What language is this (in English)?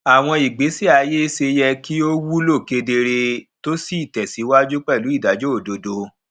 Yoruba